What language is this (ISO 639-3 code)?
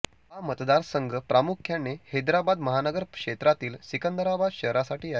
mar